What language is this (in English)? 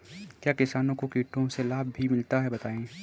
Hindi